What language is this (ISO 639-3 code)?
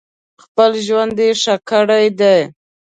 pus